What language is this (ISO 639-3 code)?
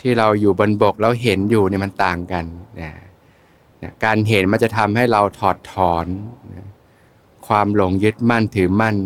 tha